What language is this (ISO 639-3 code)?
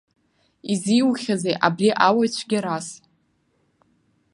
abk